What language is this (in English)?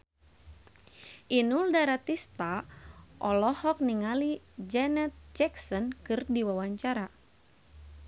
Sundanese